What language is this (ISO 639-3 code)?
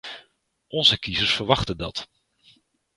nld